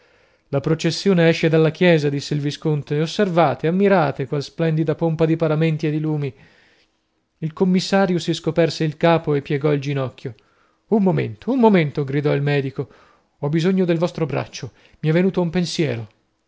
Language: Italian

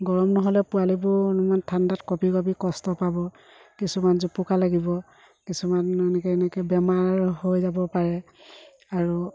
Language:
Assamese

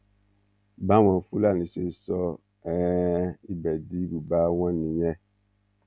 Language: Yoruba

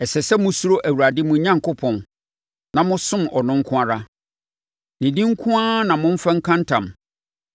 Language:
Akan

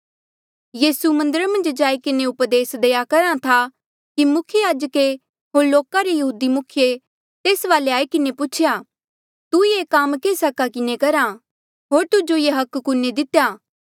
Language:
Mandeali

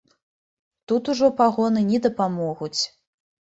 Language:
Belarusian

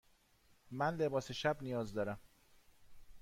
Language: Persian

